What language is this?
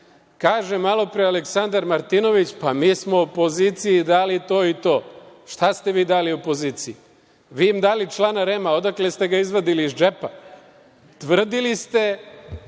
Serbian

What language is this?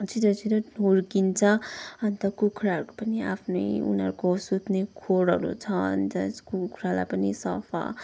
Nepali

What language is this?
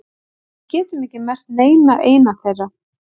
Icelandic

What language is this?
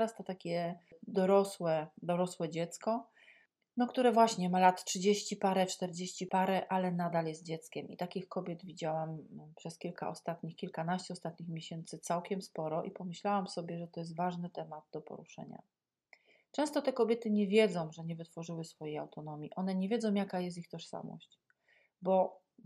Polish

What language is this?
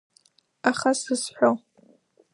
Abkhazian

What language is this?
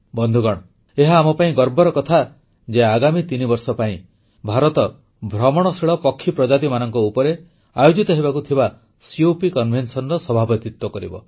Odia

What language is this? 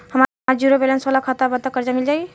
Bhojpuri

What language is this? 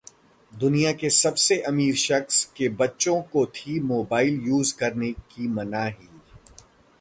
Hindi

